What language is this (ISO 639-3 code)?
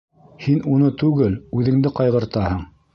bak